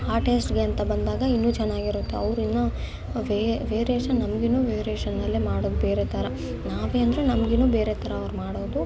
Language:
Kannada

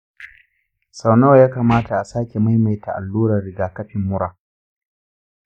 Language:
Hausa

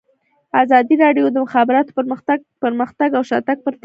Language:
Pashto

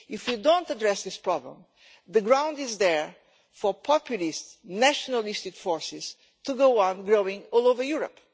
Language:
English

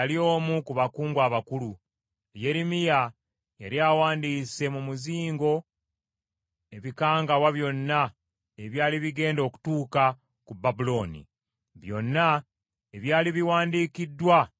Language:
Ganda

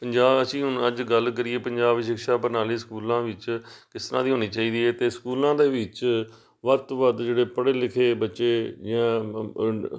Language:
Punjabi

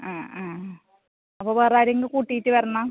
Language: Malayalam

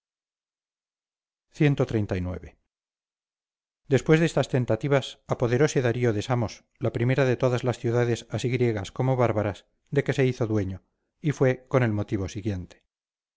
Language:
Spanish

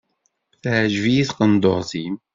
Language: Kabyle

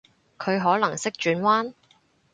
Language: Cantonese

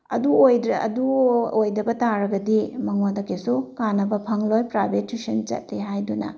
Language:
Manipuri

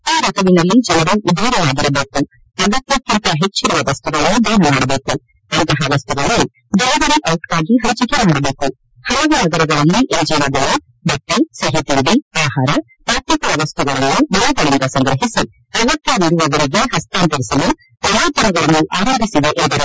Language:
Kannada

